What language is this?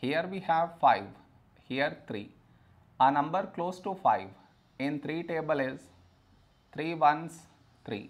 English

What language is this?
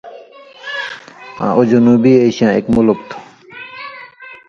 Indus Kohistani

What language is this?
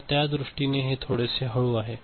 Marathi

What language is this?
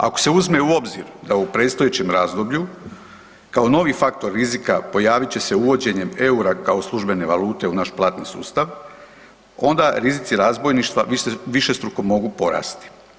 Croatian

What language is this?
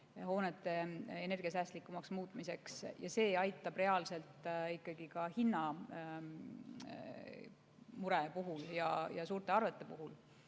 Estonian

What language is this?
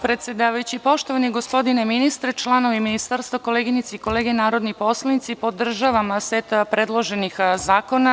Serbian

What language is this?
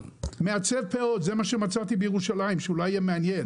Hebrew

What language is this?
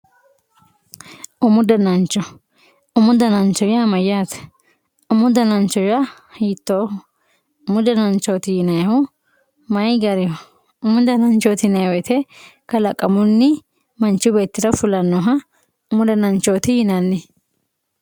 Sidamo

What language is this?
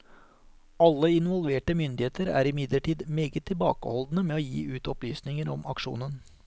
Norwegian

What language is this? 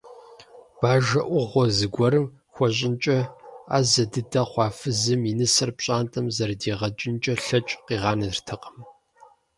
Kabardian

